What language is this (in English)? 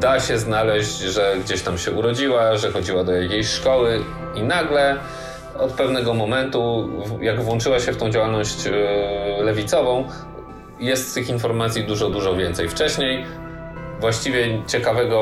Polish